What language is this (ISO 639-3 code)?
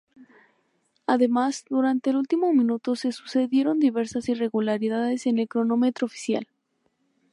spa